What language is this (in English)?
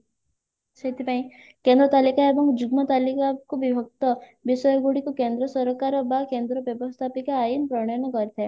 Odia